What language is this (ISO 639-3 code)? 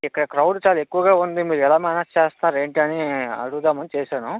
tel